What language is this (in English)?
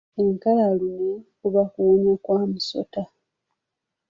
Ganda